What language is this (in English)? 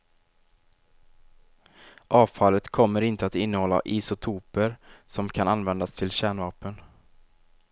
Swedish